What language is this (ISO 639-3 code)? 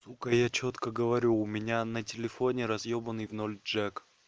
rus